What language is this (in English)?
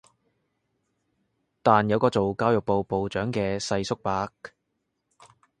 Cantonese